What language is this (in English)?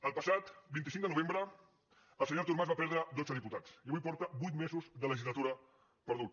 Catalan